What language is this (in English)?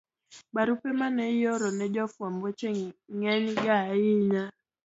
Luo (Kenya and Tanzania)